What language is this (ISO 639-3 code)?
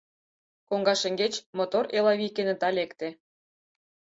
chm